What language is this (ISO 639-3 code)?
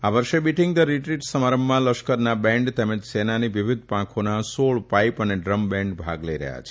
guj